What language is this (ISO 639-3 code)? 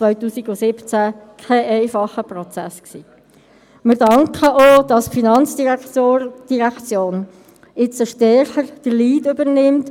gsw